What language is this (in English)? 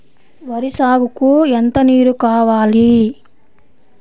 Telugu